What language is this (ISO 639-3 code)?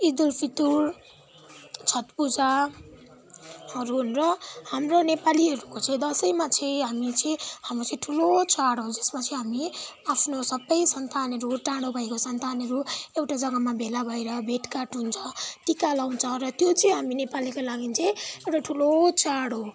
nep